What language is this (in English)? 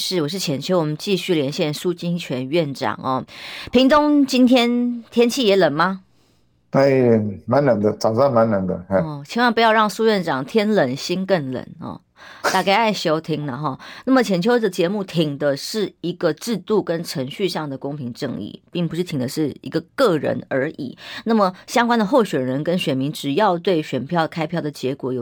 Chinese